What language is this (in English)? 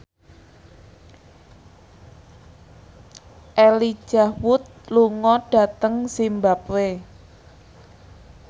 Javanese